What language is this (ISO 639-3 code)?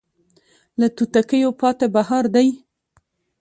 pus